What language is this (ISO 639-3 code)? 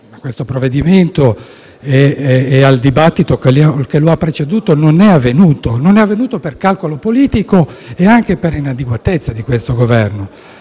ita